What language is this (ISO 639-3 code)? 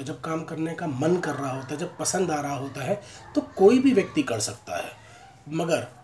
hin